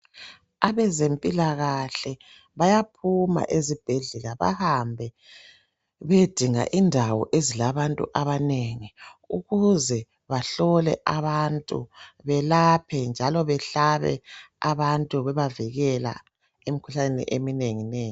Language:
North Ndebele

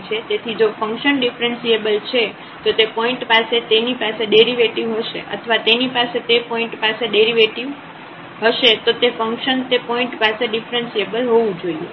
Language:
Gujarati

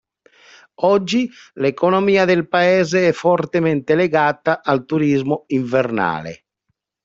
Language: Italian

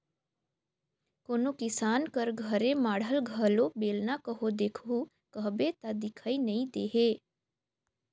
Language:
Chhattisgarhi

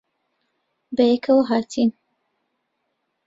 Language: Central Kurdish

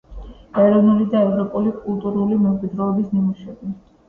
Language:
Georgian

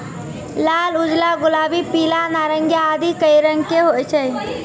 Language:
Maithili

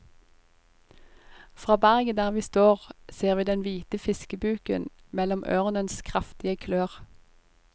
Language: Norwegian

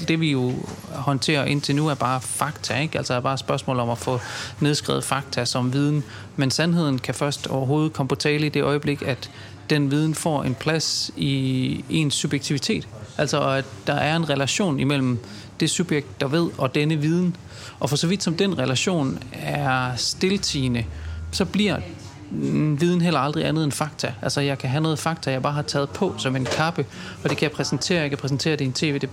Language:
Danish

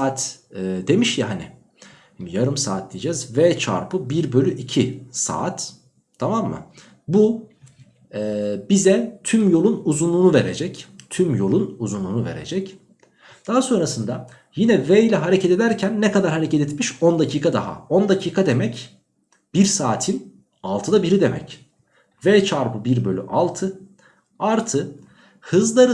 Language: Turkish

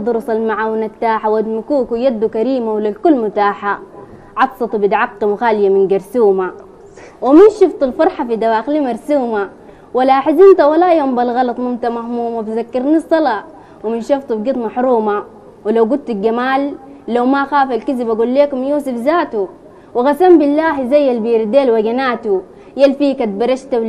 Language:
Arabic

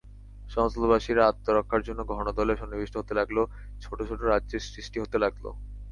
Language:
Bangla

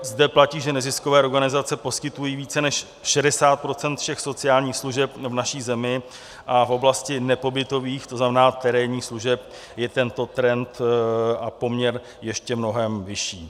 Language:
Czech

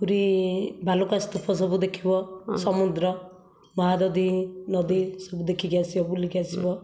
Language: Odia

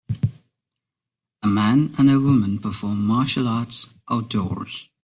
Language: English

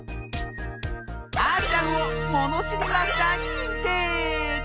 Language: Japanese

